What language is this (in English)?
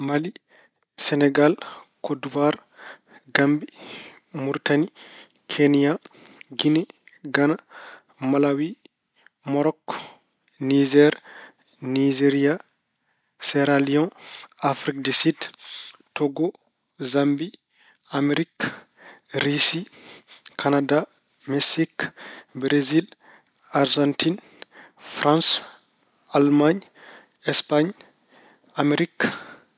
Fula